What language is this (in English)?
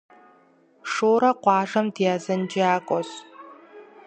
Kabardian